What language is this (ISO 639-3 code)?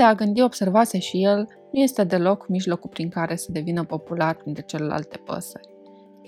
ron